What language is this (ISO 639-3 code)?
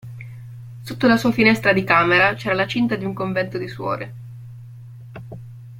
ita